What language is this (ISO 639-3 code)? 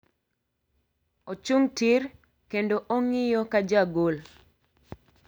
luo